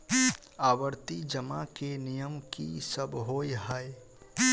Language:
Maithili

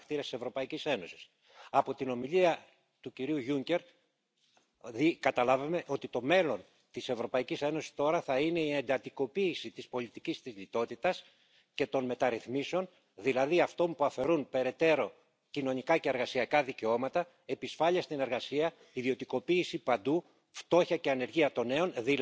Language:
French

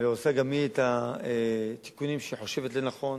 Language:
Hebrew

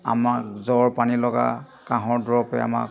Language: Assamese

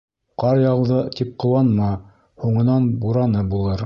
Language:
Bashkir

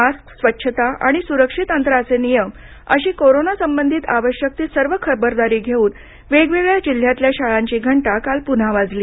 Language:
Marathi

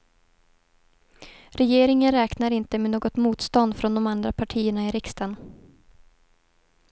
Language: Swedish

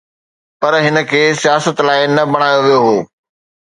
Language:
Sindhi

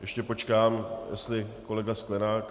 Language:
Czech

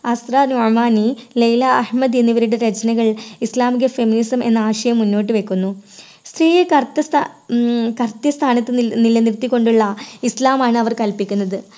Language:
Malayalam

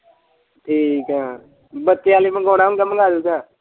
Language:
Punjabi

